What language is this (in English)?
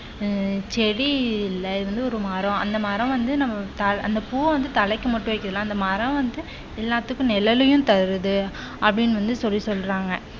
Tamil